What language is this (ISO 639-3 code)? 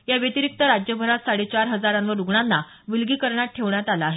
mar